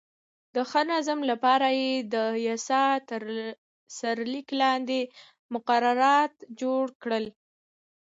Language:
Pashto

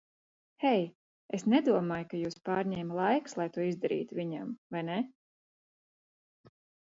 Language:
Latvian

